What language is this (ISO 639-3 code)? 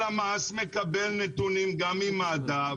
heb